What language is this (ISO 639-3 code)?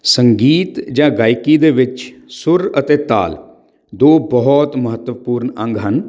pan